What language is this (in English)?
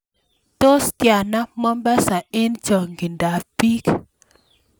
Kalenjin